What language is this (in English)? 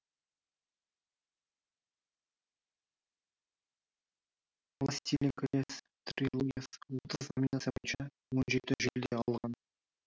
Kazakh